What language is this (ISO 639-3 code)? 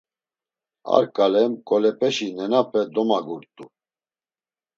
lzz